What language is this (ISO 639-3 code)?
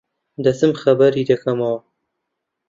ckb